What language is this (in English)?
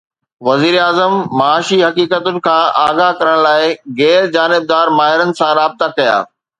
Sindhi